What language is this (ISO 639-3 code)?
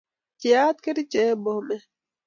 kln